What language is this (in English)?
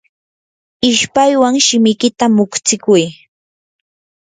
Yanahuanca Pasco Quechua